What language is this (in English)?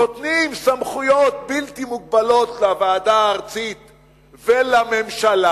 Hebrew